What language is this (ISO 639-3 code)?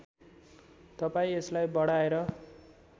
nep